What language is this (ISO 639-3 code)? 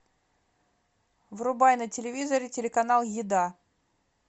rus